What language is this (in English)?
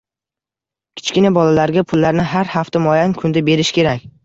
Uzbek